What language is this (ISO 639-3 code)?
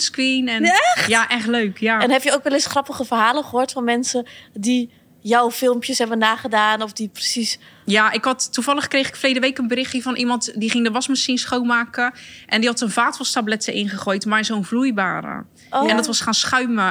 nld